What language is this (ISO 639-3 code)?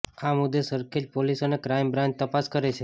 guj